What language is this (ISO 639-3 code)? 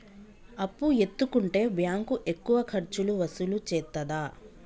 tel